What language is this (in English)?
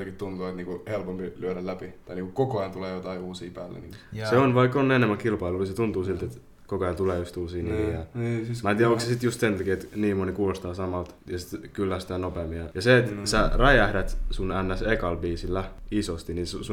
Finnish